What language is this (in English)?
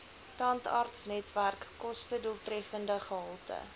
Afrikaans